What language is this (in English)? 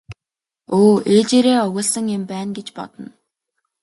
Mongolian